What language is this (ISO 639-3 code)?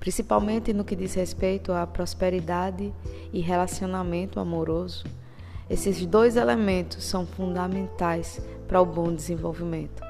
por